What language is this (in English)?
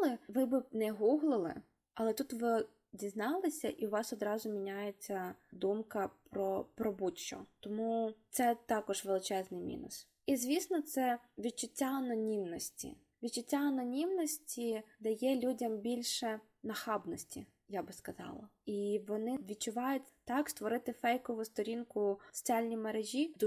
Ukrainian